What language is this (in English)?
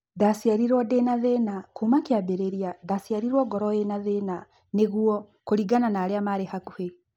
Kikuyu